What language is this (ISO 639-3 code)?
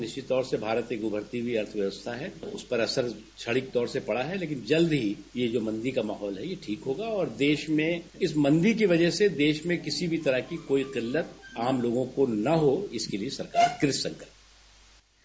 hin